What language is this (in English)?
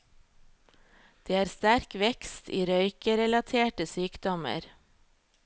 Norwegian